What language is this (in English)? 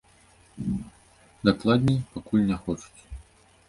Belarusian